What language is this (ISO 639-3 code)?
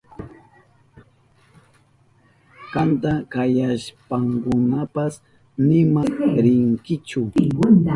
qup